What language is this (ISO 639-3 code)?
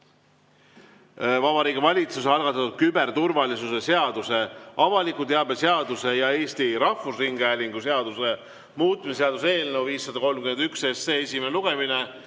est